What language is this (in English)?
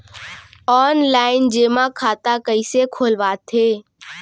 Chhattisgarhi